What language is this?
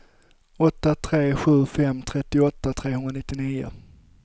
Swedish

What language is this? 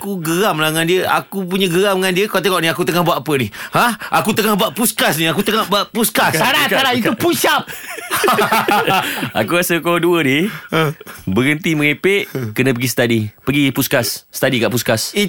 Malay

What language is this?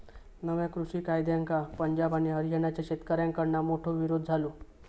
Marathi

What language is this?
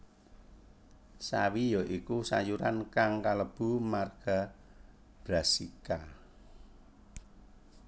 Javanese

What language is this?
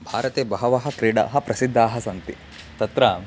Sanskrit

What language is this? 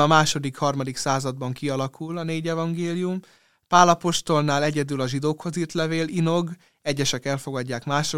Hungarian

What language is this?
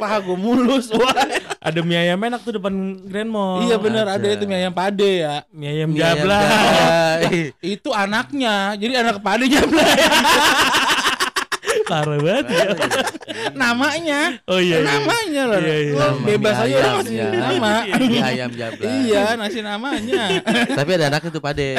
Indonesian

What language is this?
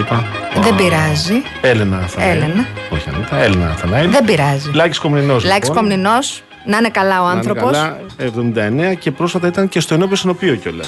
Greek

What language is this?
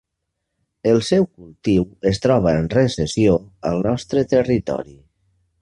Catalan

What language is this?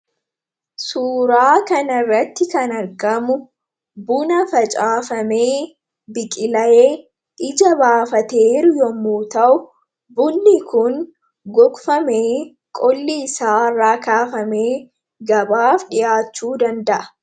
Oromo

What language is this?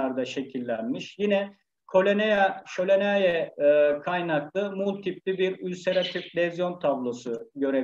Turkish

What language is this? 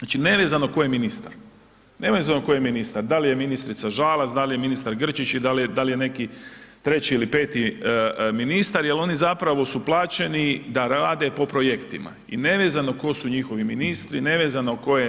Croatian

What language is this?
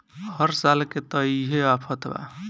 Bhojpuri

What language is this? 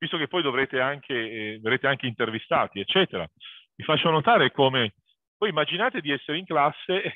Italian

